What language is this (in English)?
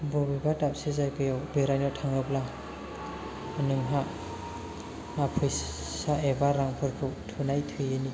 Bodo